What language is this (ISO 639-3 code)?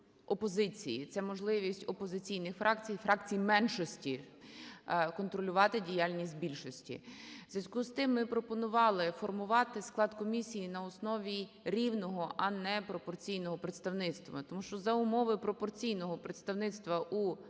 ukr